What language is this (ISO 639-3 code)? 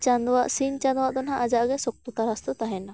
sat